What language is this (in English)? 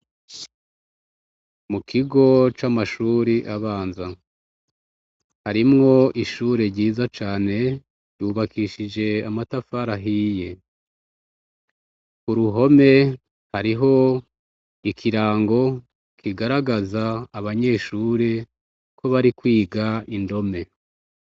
Rundi